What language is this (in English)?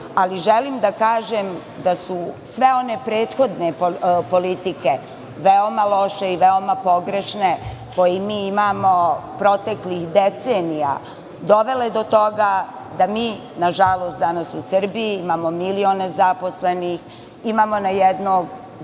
Serbian